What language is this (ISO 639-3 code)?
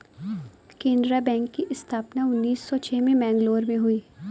hin